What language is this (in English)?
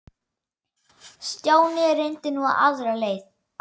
Icelandic